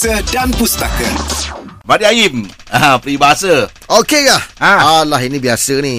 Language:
Malay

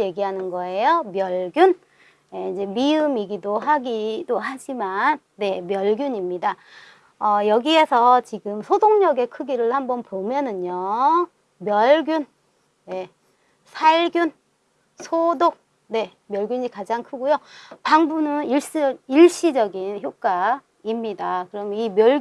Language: Korean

